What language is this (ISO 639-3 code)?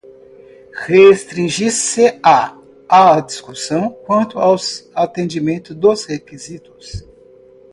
por